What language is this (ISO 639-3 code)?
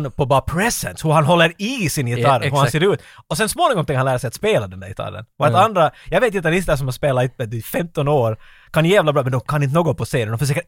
swe